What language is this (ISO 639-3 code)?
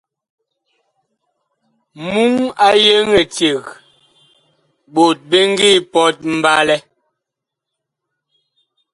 bkh